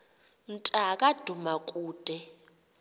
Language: Xhosa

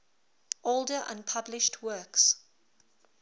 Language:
English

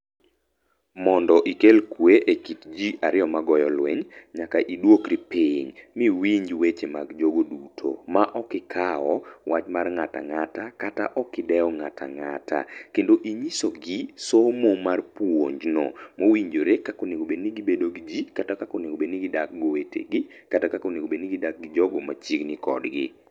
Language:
Luo (Kenya and Tanzania)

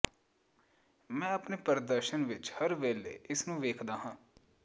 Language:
Punjabi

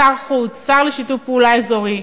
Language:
Hebrew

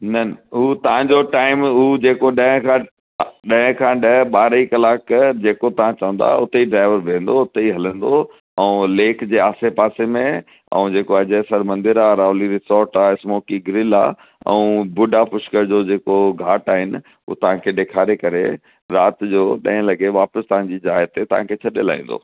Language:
Sindhi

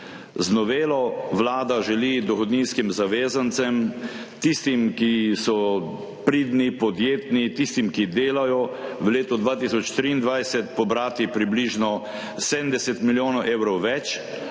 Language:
Slovenian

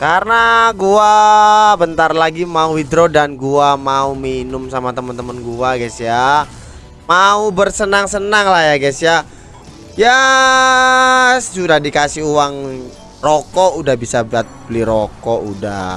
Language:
Indonesian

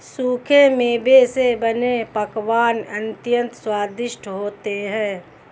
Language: Hindi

